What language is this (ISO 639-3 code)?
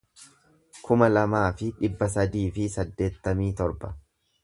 orm